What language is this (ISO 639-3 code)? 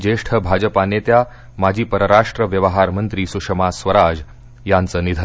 mar